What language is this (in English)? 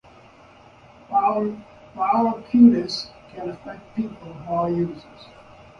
English